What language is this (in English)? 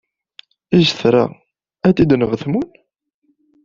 Kabyle